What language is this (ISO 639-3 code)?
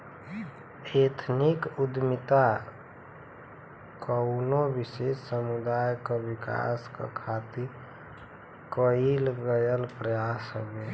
bho